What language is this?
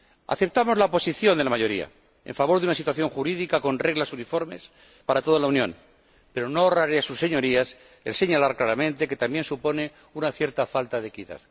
Spanish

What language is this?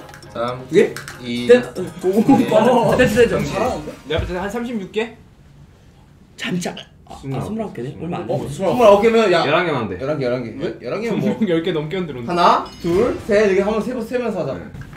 Korean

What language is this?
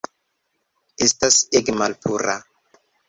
Esperanto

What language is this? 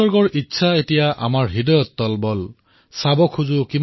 Assamese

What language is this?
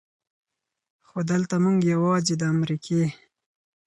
Pashto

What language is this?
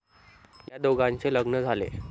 Marathi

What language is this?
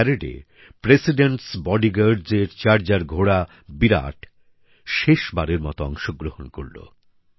Bangla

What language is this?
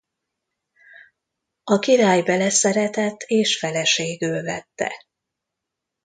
Hungarian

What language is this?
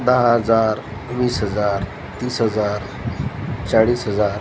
Marathi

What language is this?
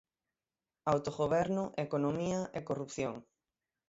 Galician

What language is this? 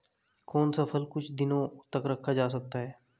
Hindi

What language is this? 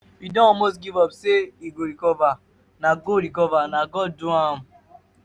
Nigerian Pidgin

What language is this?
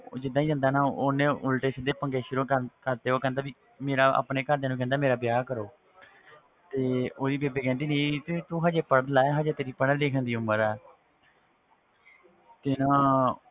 Punjabi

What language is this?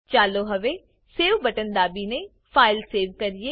Gujarati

